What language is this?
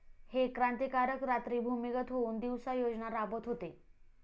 Marathi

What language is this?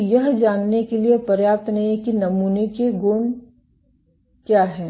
Hindi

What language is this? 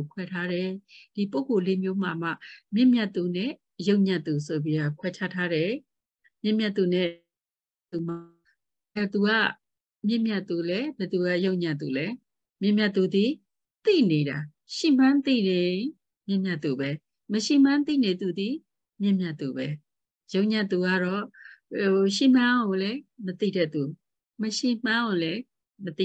Vietnamese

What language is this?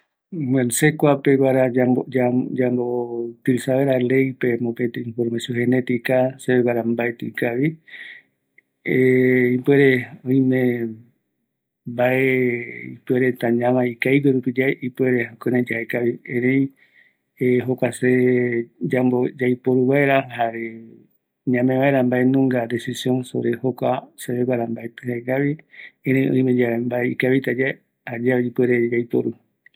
Eastern Bolivian Guaraní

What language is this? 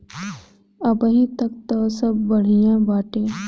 Bhojpuri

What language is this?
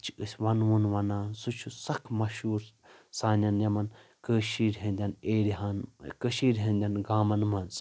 Kashmiri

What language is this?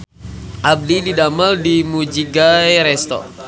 Sundanese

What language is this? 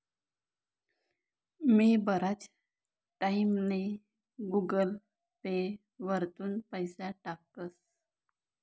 Marathi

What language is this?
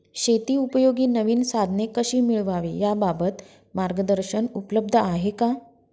Marathi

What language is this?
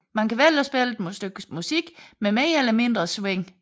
Danish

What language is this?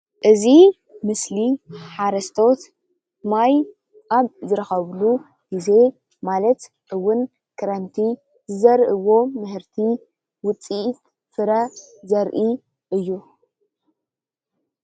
Tigrinya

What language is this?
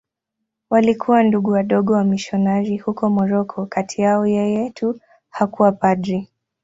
Swahili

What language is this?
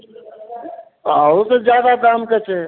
Maithili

